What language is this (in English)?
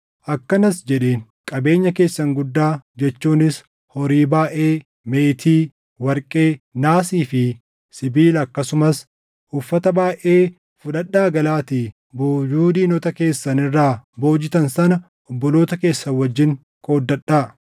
Oromo